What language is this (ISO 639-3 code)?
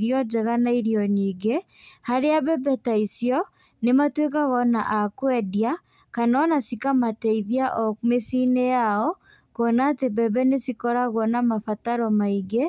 kik